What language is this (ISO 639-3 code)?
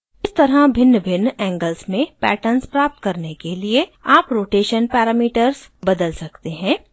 hin